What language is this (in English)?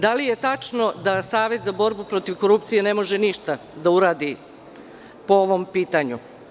Serbian